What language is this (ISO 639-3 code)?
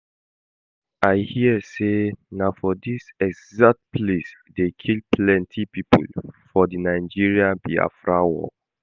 pcm